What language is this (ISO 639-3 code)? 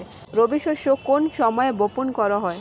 ben